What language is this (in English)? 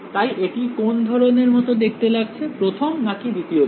Bangla